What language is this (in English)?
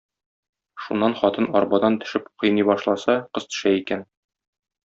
Tatar